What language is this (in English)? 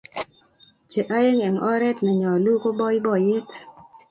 Kalenjin